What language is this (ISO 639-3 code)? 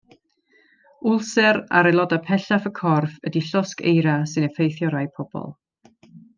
cym